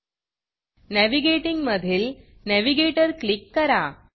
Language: Marathi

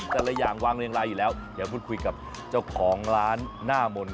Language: Thai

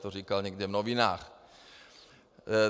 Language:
Czech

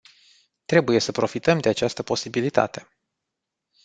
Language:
Romanian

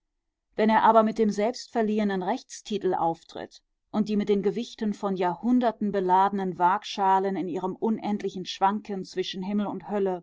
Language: German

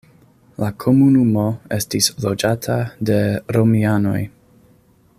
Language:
Esperanto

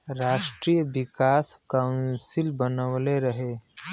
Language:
Bhojpuri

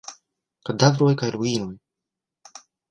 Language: Esperanto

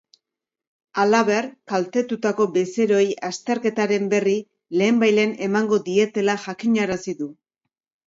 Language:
Basque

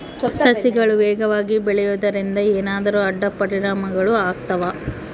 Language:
Kannada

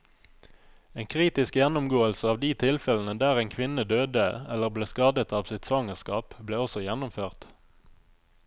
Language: Norwegian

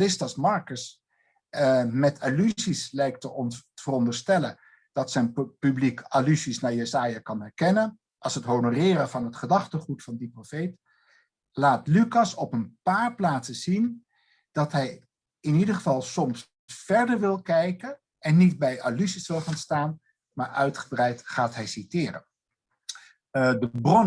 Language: Dutch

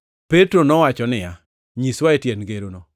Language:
Luo (Kenya and Tanzania)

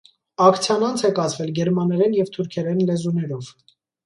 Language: Armenian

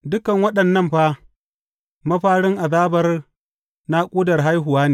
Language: Hausa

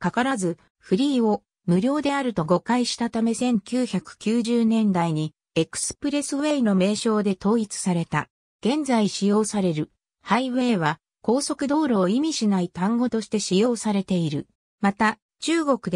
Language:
Japanese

